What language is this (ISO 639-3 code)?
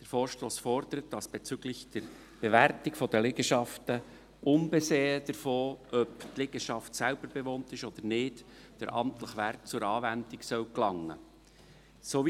gsw